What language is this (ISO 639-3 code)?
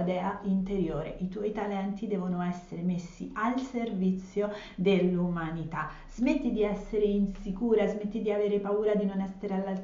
ita